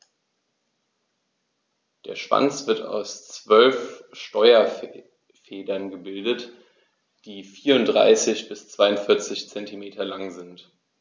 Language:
German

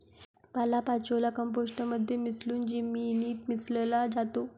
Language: Marathi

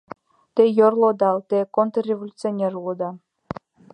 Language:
Mari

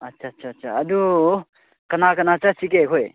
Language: Manipuri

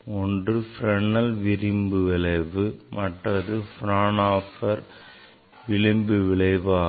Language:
Tamil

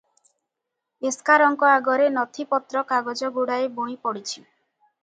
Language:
Odia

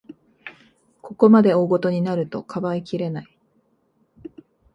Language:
Japanese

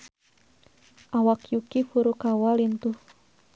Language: Sundanese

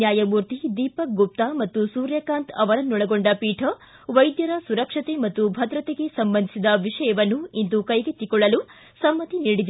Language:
Kannada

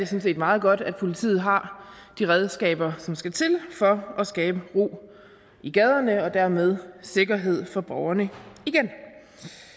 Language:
Danish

